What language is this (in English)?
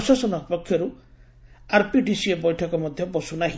Odia